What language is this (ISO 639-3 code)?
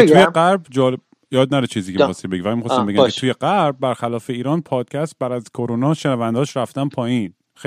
fas